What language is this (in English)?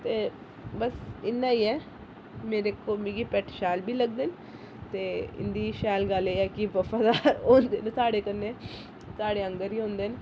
Dogri